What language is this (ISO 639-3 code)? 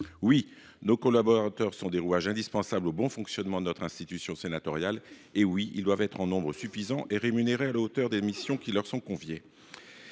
fra